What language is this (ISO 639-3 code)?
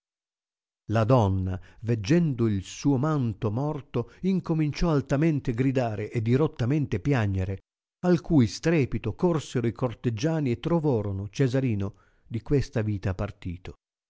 ita